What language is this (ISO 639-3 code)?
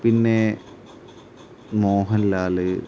mal